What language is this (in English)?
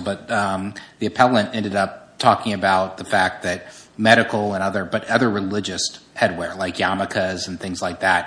English